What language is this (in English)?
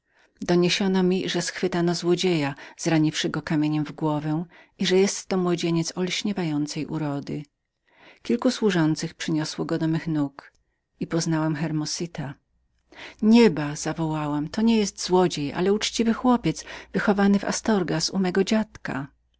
Polish